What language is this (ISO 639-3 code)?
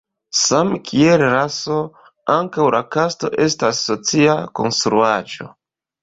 epo